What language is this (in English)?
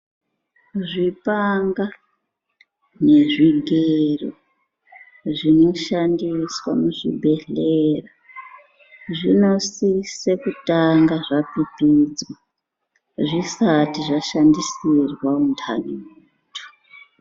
Ndau